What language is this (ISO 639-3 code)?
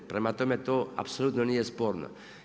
hrv